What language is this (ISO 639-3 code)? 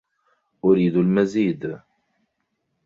ara